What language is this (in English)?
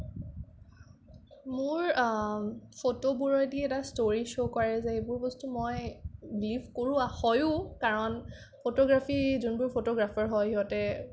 Assamese